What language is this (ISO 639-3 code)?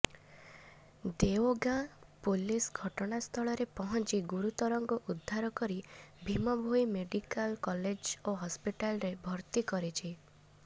ori